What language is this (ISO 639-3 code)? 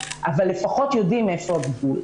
heb